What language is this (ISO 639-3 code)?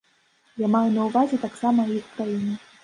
bel